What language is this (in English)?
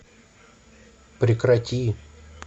Russian